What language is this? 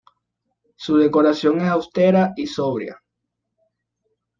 Spanish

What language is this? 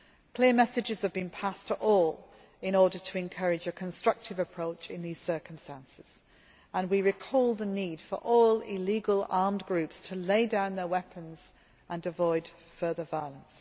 English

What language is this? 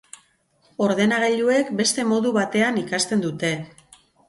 Basque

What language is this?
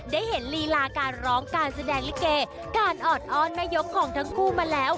Thai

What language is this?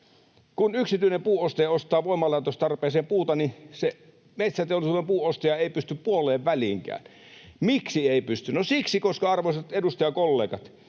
Finnish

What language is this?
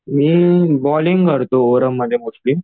Marathi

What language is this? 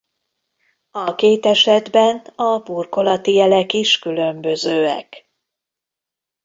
Hungarian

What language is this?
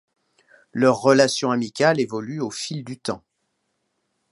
French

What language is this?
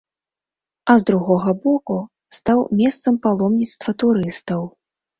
Belarusian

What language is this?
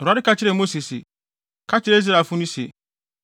Akan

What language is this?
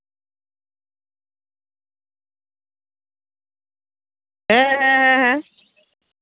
Santali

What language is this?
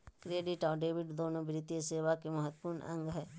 Magahi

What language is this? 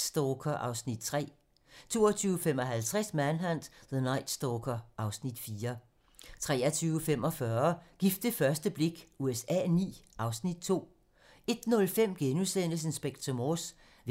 Danish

